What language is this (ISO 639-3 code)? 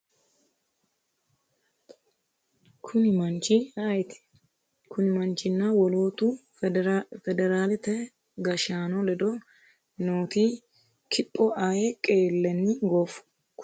sid